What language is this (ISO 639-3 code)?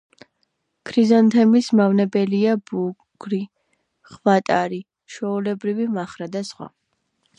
kat